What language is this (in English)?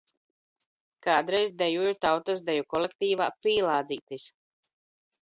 Latvian